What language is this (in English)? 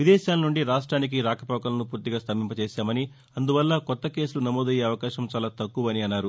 Telugu